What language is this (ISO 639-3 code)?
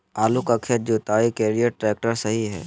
mag